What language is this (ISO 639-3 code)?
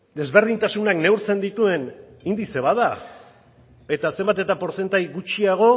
eus